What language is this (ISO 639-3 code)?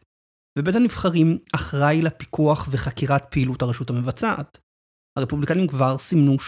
heb